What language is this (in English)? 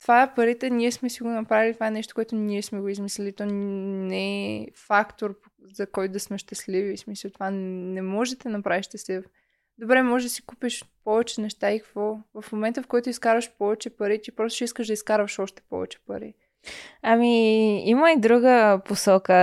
Bulgarian